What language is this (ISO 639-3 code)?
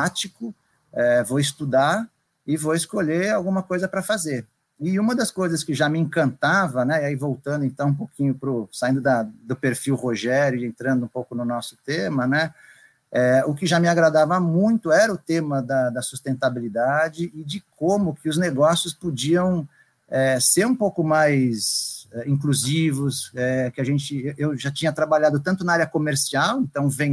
por